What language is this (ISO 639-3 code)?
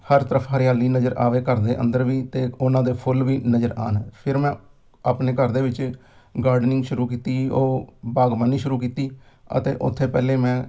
pan